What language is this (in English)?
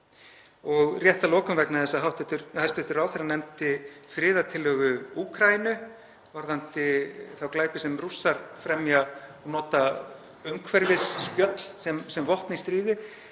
Icelandic